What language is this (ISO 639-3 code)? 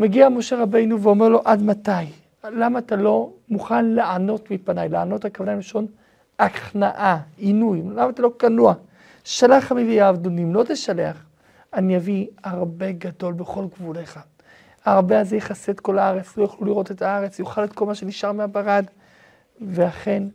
heb